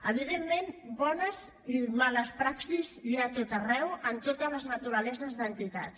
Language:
Catalan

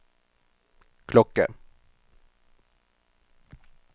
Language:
Norwegian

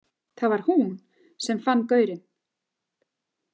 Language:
Icelandic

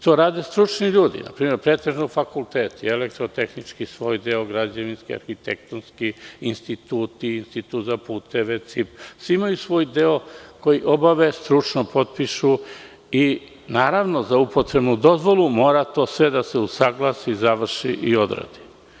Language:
Serbian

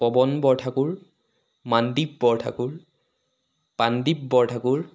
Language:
Assamese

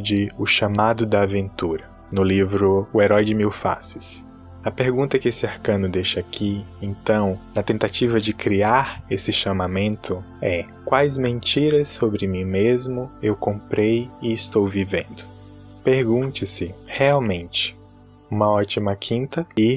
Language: Portuguese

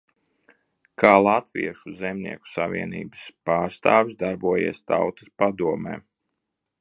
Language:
Latvian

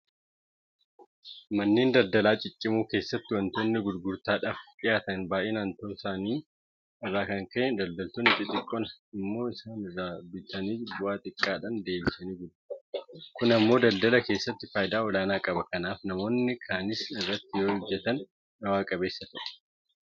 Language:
Oromo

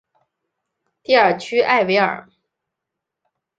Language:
Chinese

